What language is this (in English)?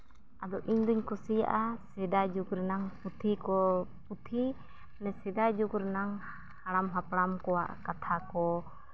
Santali